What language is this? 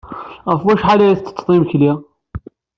Kabyle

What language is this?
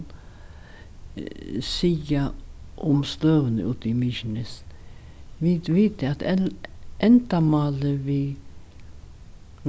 Faroese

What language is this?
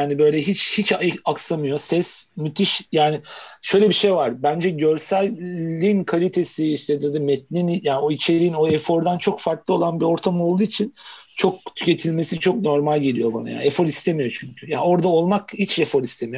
Turkish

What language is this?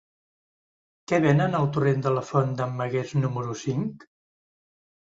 Catalan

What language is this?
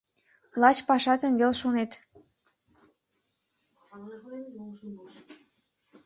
Mari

